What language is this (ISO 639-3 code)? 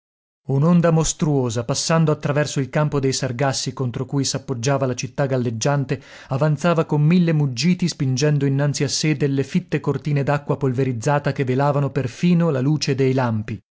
ita